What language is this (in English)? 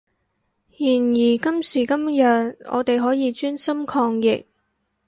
Cantonese